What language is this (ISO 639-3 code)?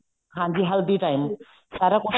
pan